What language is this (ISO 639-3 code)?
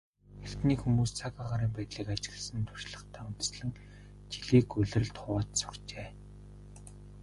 mon